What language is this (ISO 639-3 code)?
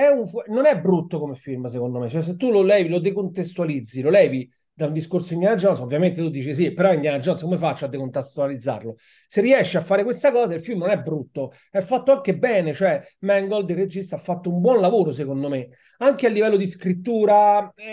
ita